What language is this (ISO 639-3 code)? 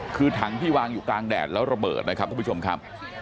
tha